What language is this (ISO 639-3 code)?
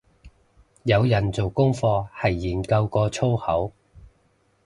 yue